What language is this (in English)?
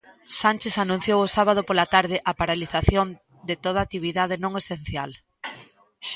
Galician